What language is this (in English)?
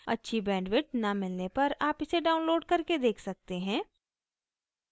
Hindi